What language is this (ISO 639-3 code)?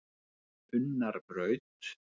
isl